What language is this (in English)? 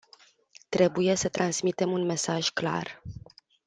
Romanian